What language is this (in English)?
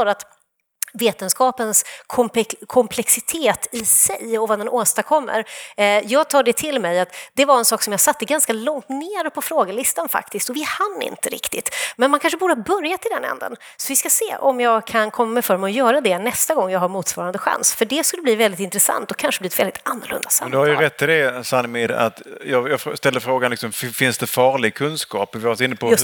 Swedish